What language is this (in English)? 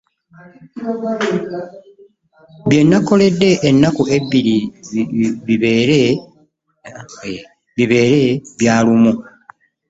Ganda